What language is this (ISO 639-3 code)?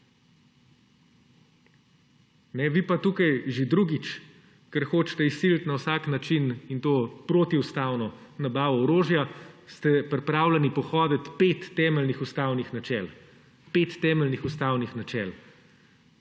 slv